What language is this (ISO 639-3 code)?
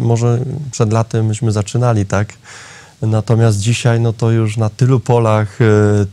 pol